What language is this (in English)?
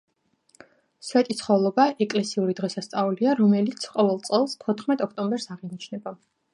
Georgian